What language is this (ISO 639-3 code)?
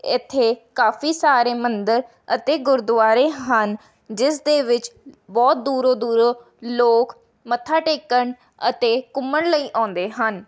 pan